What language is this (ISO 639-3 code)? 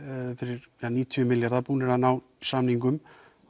isl